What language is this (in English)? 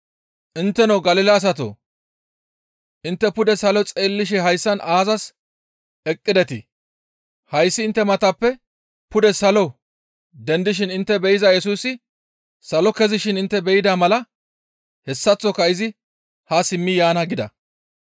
Gamo